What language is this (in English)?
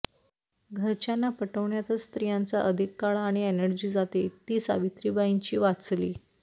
Marathi